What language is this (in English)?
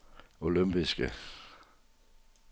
Danish